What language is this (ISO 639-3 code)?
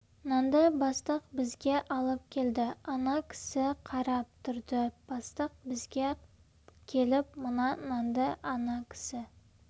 kaz